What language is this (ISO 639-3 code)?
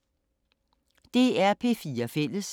dan